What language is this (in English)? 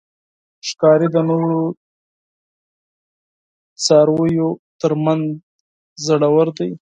Pashto